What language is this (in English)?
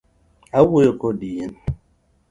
Luo (Kenya and Tanzania)